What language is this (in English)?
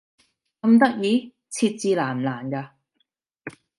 Cantonese